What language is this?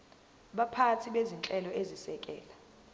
Zulu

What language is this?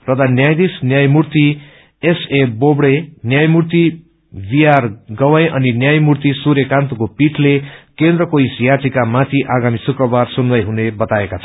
Nepali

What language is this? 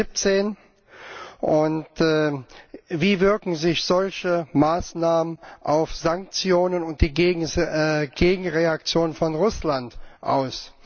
German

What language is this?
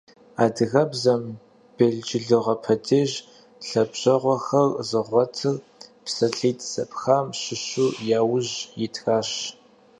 Kabardian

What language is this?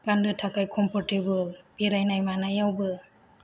Bodo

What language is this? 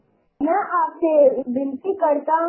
Hindi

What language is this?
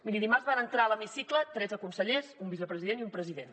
Catalan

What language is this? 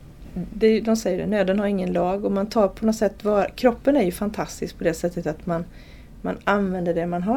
Swedish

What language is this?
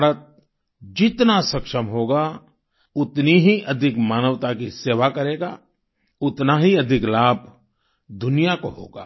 Hindi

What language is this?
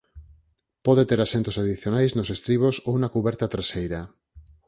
Galician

